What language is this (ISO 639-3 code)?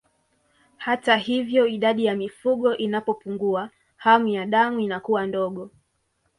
swa